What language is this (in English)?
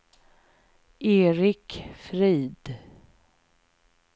Swedish